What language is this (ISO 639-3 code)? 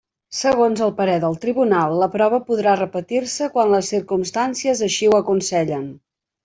cat